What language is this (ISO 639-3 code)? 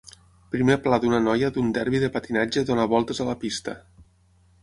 cat